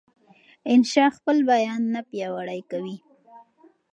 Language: Pashto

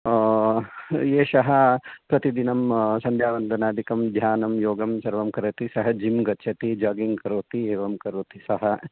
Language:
Sanskrit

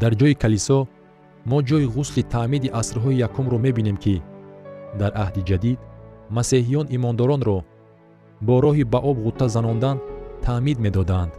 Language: Persian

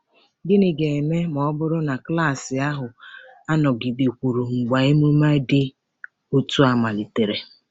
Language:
Igbo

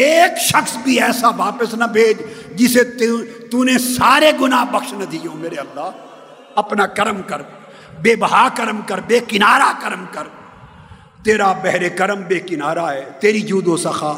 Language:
Urdu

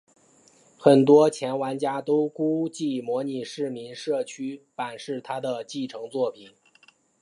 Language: Chinese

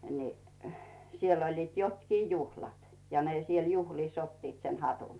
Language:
Finnish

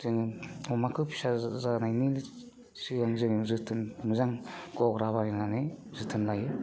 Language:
Bodo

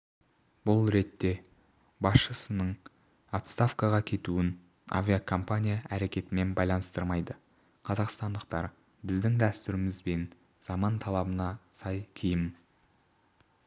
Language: Kazakh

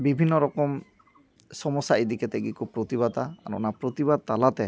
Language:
Santali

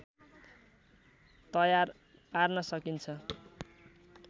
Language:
Nepali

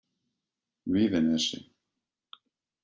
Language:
Icelandic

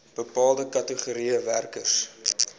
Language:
Afrikaans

